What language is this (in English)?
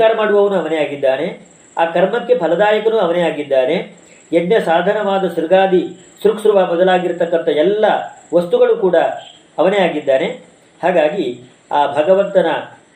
Kannada